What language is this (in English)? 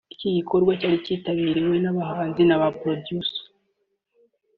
Kinyarwanda